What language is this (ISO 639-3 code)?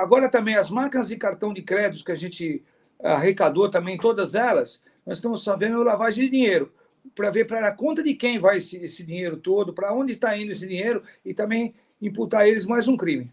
por